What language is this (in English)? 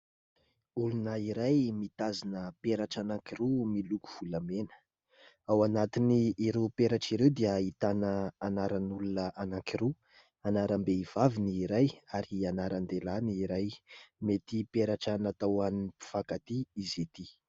Malagasy